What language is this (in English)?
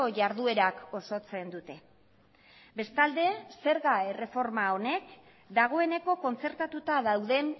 Basque